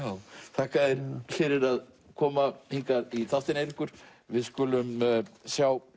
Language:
Icelandic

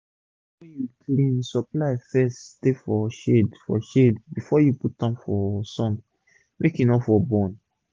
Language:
Nigerian Pidgin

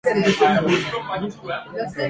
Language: Swahili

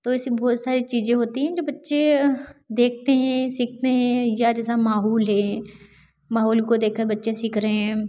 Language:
Hindi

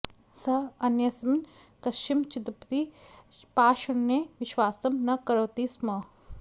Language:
Sanskrit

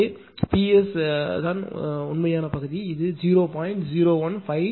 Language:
Tamil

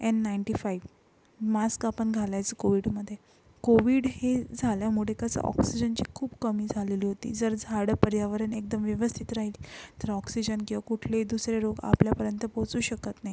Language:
Marathi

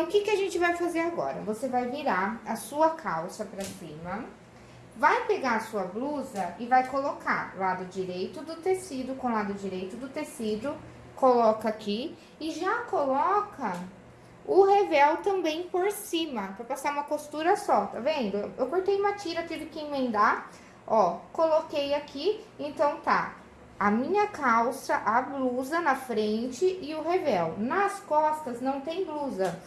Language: Portuguese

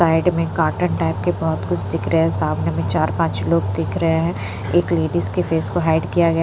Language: Hindi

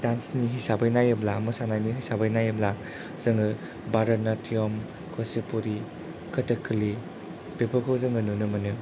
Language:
Bodo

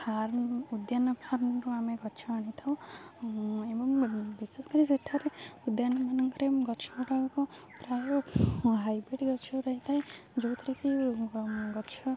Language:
Odia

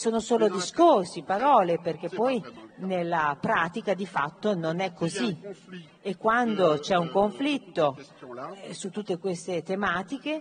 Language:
Italian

